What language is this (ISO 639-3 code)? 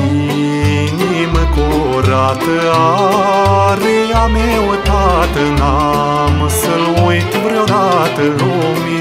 ron